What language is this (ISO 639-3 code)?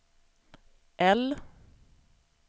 swe